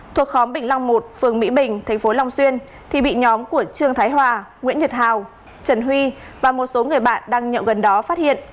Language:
Vietnamese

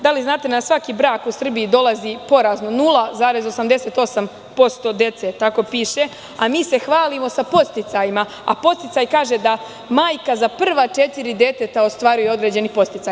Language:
Serbian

